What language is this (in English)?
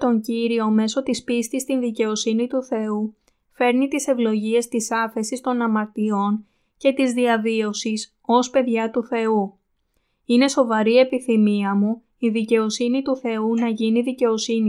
Greek